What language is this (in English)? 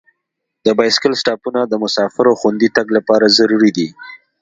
Pashto